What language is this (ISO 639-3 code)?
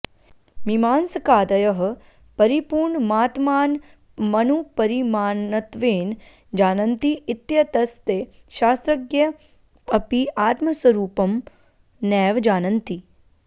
san